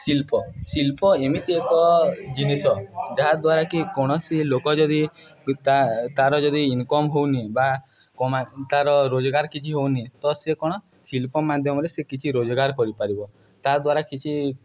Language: Odia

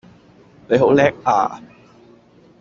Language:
Cantonese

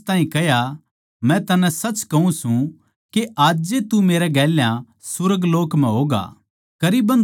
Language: Haryanvi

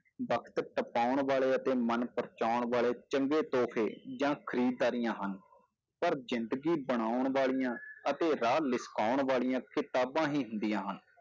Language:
Punjabi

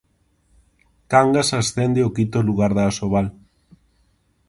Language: Galician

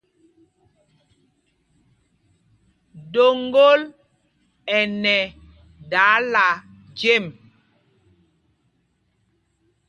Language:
Mpumpong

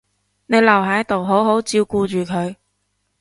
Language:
Cantonese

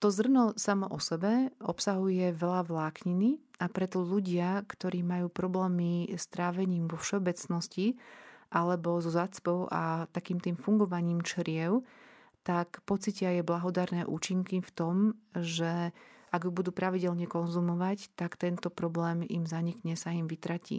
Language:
Slovak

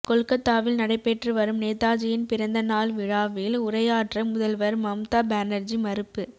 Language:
Tamil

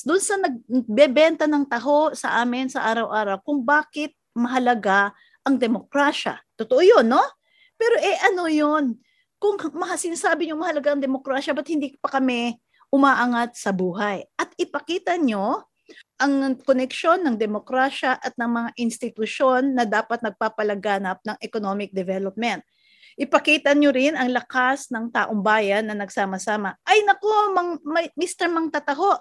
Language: Filipino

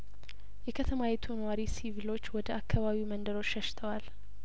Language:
Amharic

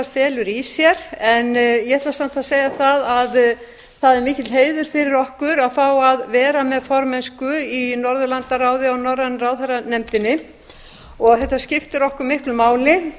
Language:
Icelandic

